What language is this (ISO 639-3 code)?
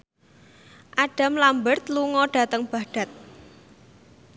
jav